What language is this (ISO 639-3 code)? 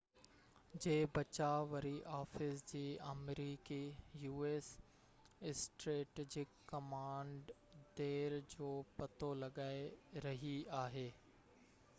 snd